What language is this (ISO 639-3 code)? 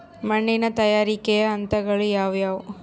kan